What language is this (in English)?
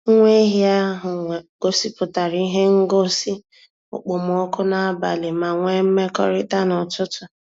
Igbo